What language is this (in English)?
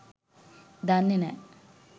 Sinhala